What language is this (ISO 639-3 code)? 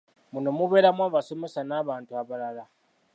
lug